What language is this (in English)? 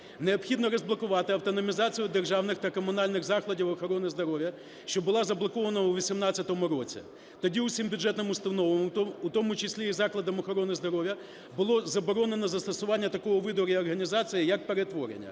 Ukrainian